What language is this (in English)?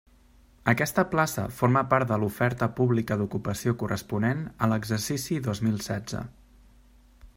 Catalan